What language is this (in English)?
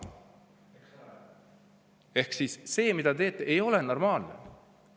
Estonian